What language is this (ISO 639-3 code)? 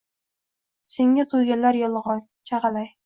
uzb